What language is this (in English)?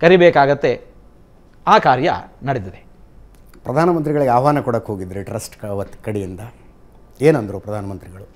Kannada